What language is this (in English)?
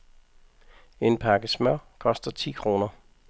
Danish